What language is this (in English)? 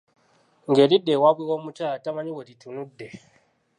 Ganda